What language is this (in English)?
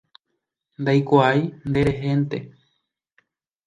Guarani